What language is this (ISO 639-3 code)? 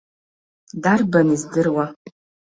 abk